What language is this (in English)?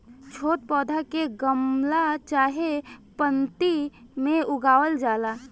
Bhojpuri